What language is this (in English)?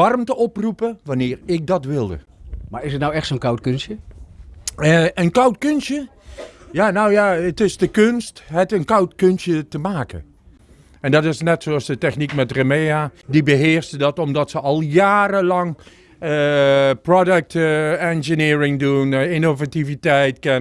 Dutch